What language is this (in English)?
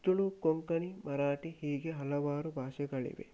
Kannada